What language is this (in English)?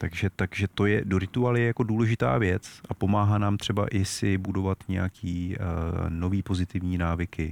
Czech